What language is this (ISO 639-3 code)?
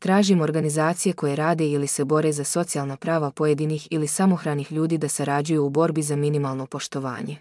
hrv